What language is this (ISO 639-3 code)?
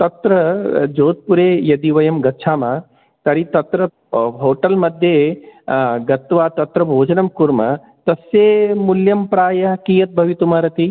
san